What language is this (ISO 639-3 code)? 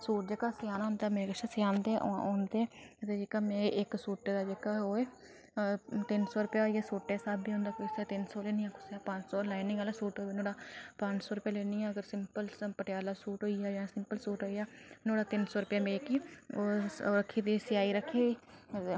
doi